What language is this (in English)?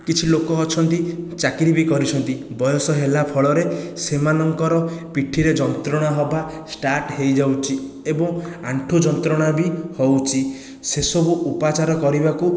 Odia